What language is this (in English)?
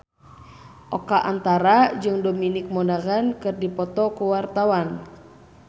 Sundanese